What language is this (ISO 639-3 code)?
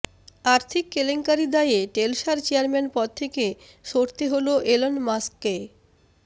ben